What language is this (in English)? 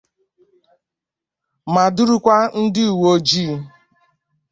Igbo